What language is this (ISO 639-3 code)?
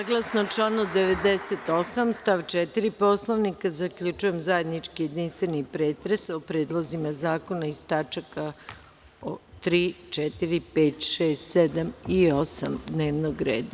srp